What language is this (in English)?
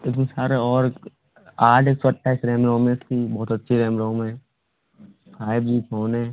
Hindi